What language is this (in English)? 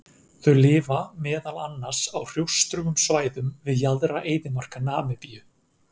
Icelandic